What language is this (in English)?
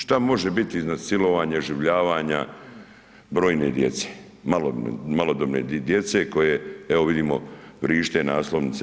Croatian